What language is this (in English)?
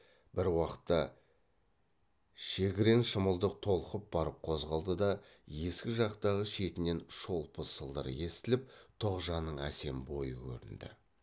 Kazakh